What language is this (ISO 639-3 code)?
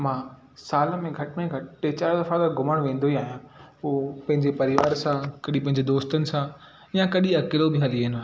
snd